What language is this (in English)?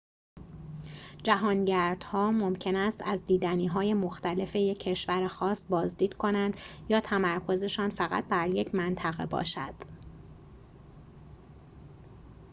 Persian